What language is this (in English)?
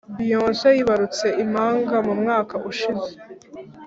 Kinyarwanda